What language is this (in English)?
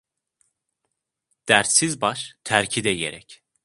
Turkish